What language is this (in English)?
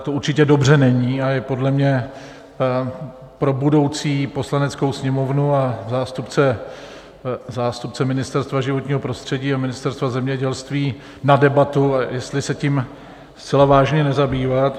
Czech